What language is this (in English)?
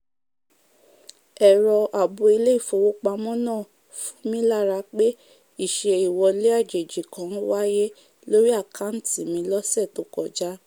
Yoruba